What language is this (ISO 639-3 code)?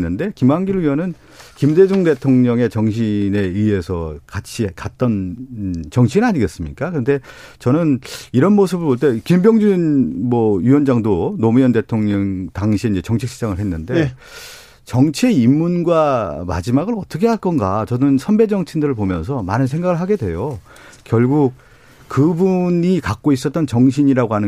kor